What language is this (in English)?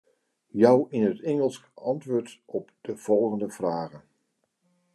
Western Frisian